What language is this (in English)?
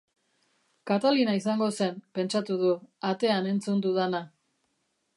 Basque